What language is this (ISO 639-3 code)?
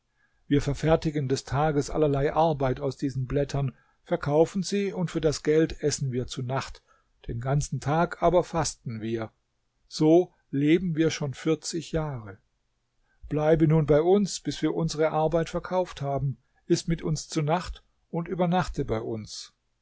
deu